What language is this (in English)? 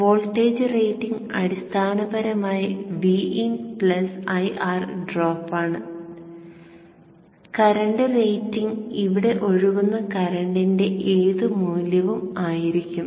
Malayalam